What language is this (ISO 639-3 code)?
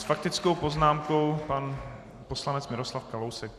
ces